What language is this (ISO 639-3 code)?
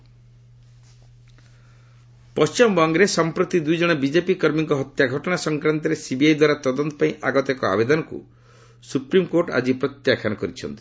ori